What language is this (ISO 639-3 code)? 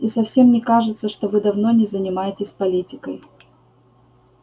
rus